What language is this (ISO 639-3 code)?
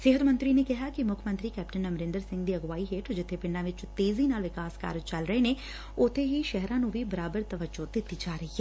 pan